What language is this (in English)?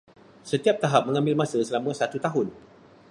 Malay